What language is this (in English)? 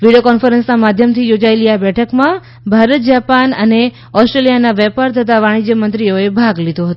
Gujarati